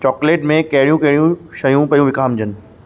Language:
Sindhi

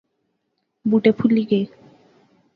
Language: Pahari-Potwari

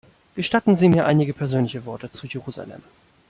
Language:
German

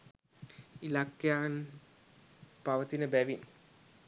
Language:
Sinhala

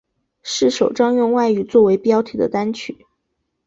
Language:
Chinese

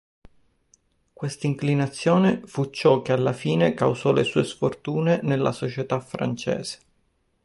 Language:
Italian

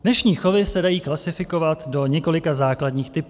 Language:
Czech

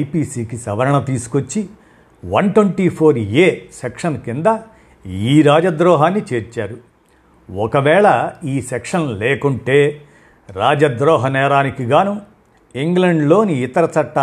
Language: Telugu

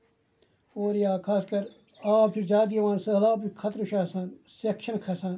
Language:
Kashmiri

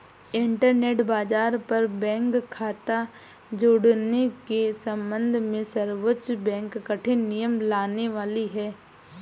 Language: Hindi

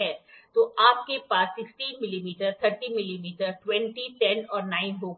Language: Hindi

